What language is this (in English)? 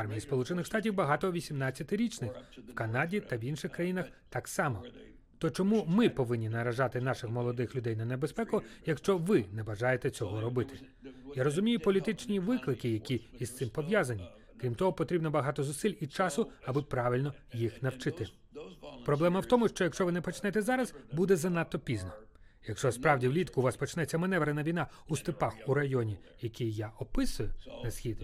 Ukrainian